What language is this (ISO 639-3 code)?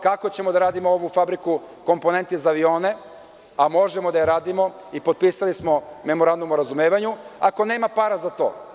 srp